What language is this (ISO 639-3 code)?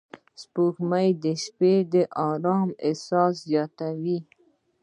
pus